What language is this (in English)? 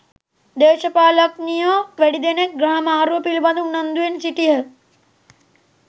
Sinhala